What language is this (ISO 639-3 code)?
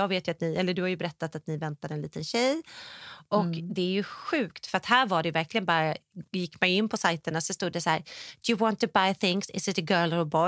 swe